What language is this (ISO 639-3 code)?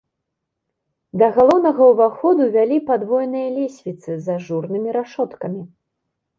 bel